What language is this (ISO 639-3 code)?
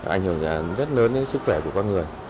vie